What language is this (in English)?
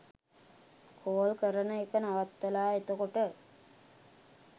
Sinhala